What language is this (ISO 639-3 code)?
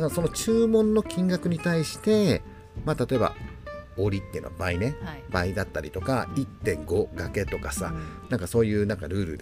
jpn